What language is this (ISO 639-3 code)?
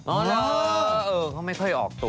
tha